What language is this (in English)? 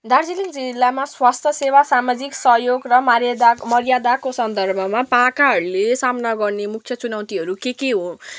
Nepali